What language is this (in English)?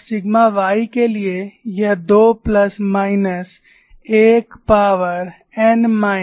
Hindi